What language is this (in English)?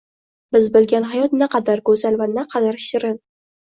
Uzbek